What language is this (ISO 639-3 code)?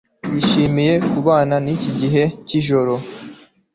kin